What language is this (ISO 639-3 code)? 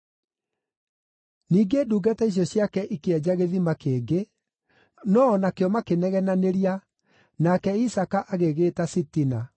kik